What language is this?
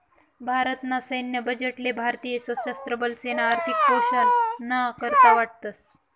Marathi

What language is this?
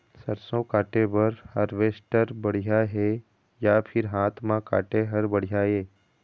Chhattisgarhi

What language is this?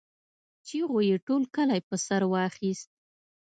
Pashto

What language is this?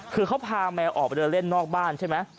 Thai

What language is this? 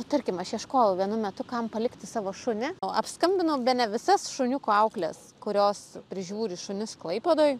Lithuanian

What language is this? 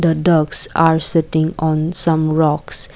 English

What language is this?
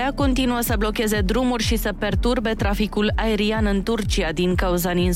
Romanian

